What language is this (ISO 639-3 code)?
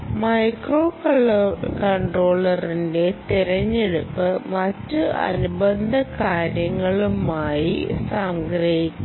mal